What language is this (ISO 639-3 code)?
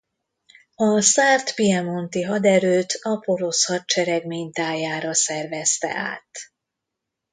hun